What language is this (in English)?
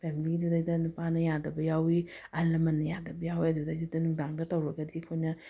Manipuri